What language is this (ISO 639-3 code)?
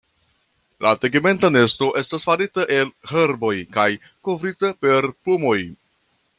epo